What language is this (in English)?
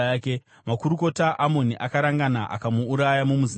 Shona